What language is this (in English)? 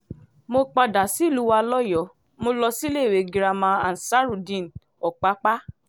Yoruba